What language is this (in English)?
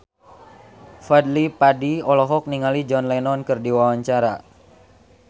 Sundanese